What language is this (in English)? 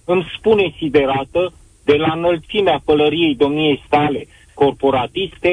Romanian